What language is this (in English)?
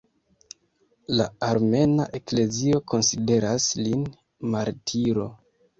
Esperanto